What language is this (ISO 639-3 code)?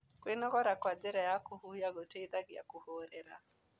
kik